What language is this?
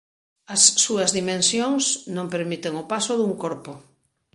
Galician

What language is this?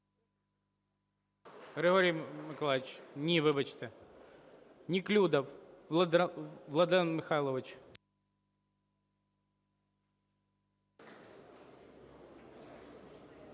Ukrainian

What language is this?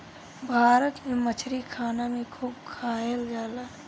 Bhojpuri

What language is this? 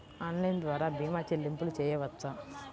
Telugu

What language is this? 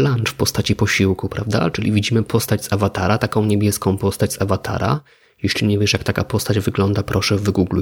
Polish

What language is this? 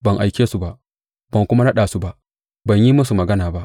Hausa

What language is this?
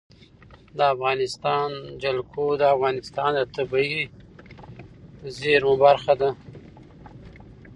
Pashto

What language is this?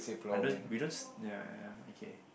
English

